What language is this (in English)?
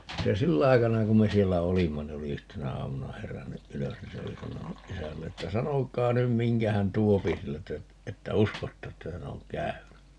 Finnish